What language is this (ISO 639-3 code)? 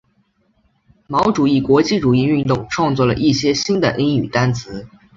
zho